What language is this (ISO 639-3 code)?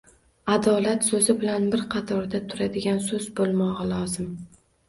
uzb